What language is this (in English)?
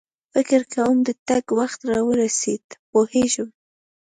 Pashto